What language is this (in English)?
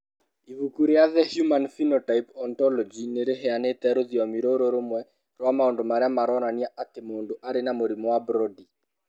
Kikuyu